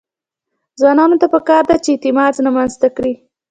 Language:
Pashto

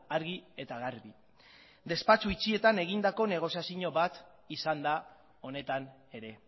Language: Basque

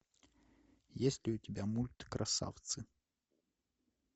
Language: Russian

